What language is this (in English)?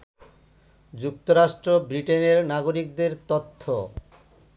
Bangla